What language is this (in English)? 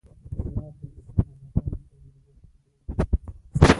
Pashto